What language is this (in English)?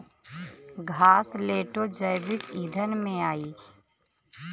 Bhojpuri